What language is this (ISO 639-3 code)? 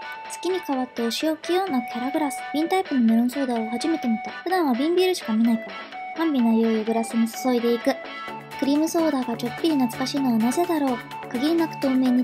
jpn